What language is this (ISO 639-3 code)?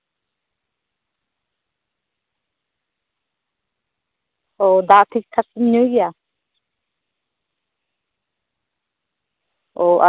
sat